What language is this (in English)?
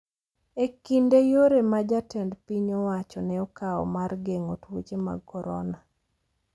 Luo (Kenya and Tanzania)